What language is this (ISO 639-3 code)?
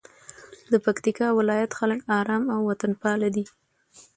pus